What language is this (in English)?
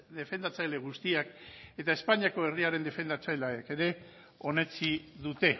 Basque